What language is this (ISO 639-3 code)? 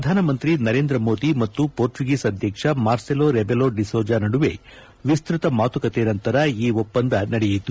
kan